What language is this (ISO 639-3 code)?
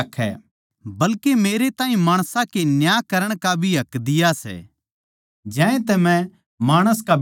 bgc